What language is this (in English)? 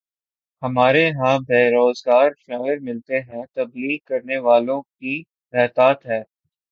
Urdu